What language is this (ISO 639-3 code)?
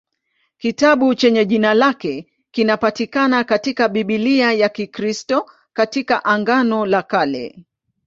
swa